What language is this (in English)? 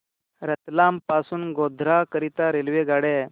Marathi